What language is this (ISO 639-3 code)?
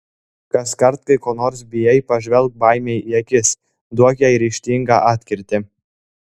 lit